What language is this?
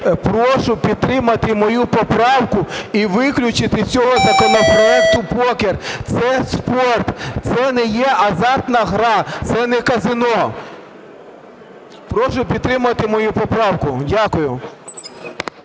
Ukrainian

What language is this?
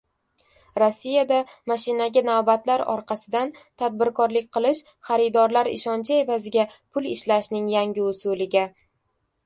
Uzbek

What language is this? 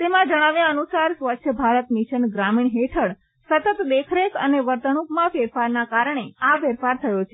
Gujarati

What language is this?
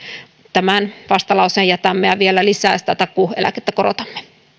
Finnish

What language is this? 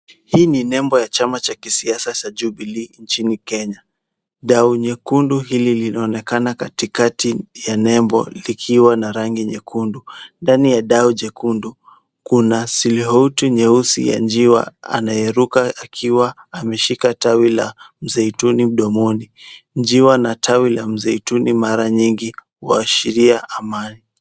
Swahili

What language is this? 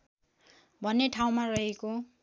Nepali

